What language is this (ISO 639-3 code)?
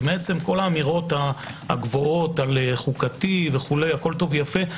heb